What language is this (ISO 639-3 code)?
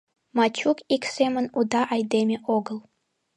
chm